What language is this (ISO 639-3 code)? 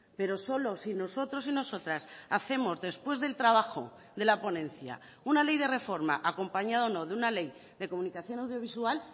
spa